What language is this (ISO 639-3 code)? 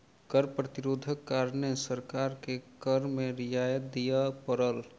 mai